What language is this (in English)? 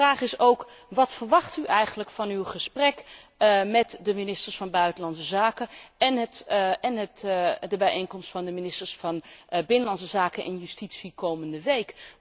Dutch